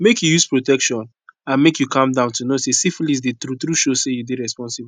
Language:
Nigerian Pidgin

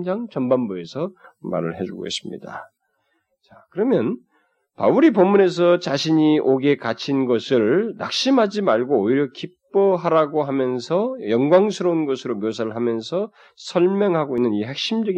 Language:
Korean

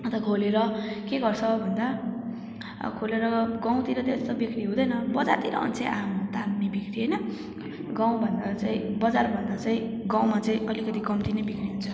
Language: Nepali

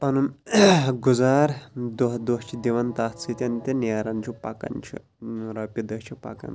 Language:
Kashmiri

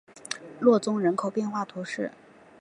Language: Chinese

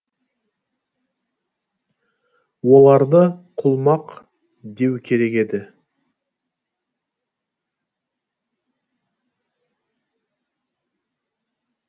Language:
Kazakh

